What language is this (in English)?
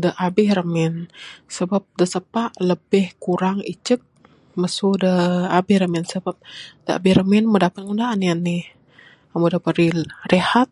Bukar-Sadung Bidayuh